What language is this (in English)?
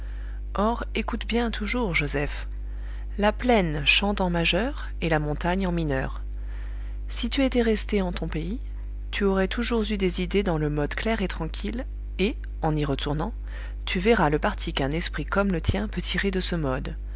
French